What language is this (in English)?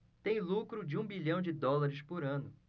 Portuguese